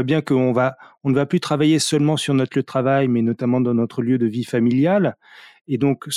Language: French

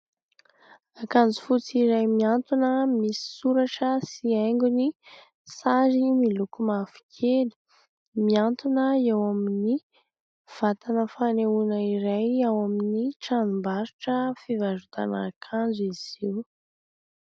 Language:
Malagasy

